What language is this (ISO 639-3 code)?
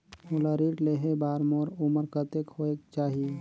hne